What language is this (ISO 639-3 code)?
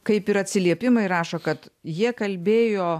lit